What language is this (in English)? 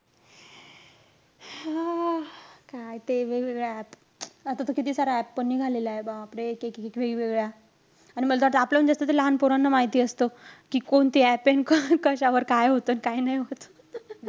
Marathi